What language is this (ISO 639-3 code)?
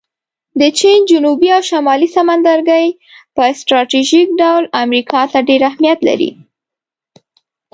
pus